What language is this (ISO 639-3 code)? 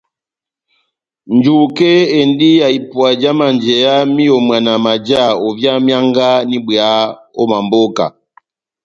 bnm